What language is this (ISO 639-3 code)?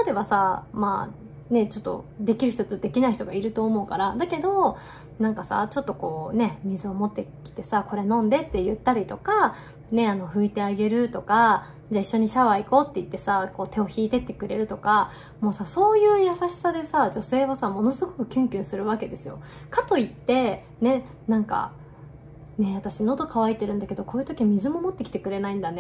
jpn